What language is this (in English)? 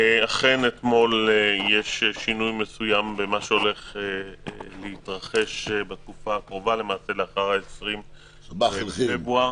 Hebrew